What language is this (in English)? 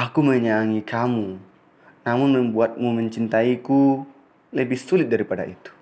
Indonesian